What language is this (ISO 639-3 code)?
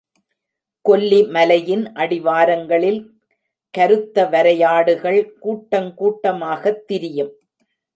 tam